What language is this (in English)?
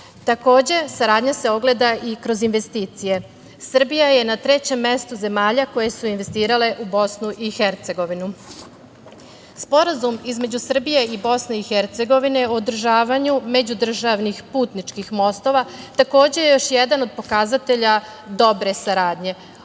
Serbian